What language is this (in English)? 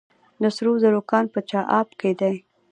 Pashto